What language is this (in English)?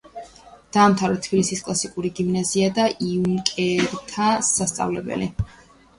Georgian